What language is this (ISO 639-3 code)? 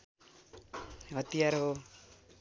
nep